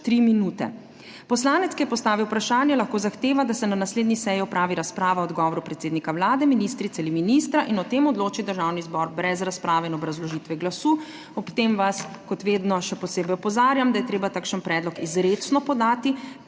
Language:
Slovenian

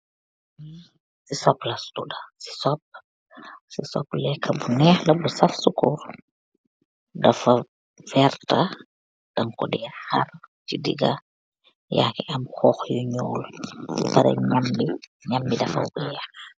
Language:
Wolof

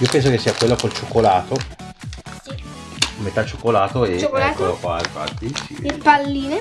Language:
Italian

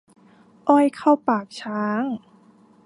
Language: Thai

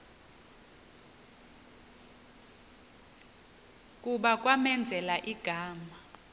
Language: Xhosa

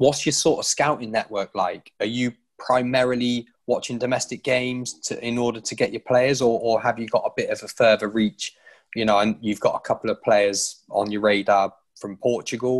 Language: English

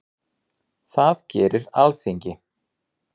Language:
Icelandic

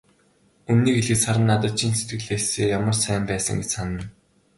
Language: Mongolian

